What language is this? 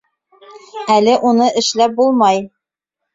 Bashkir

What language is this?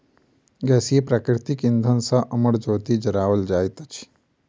Maithili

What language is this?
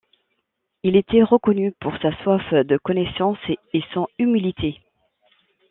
French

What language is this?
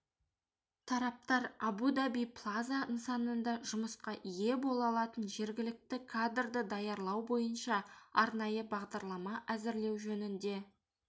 Kazakh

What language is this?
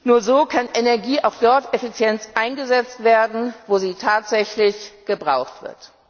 German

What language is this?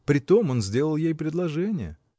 Russian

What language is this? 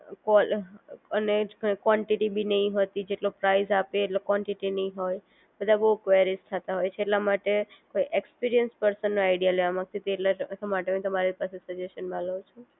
Gujarati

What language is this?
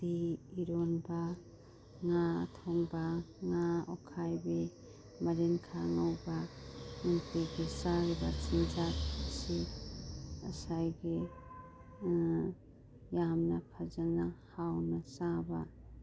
Manipuri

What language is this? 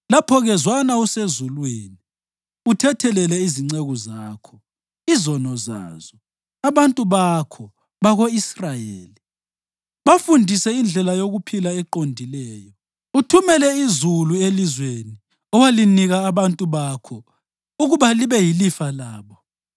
North Ndebele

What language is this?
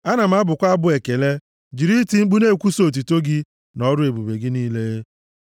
Igbo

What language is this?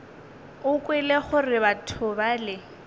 Northern Sotho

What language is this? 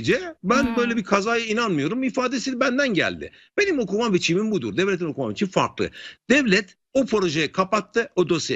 Turkish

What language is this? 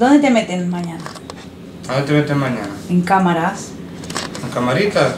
Spanish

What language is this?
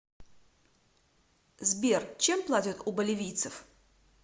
Russian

